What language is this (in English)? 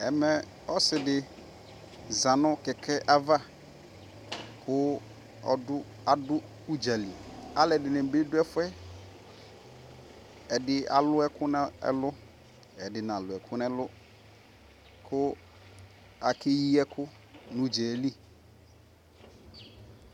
Ikposo